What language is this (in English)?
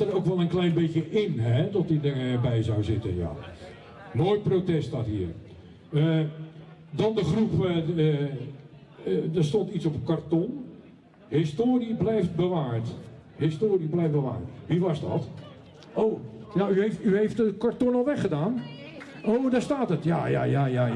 Dutch